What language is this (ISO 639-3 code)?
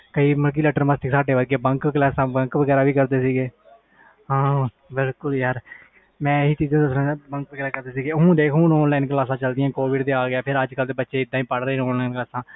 pan